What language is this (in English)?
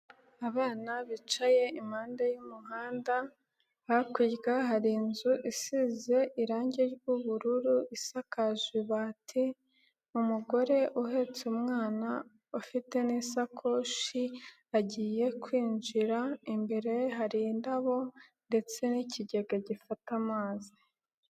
Kinyarwanda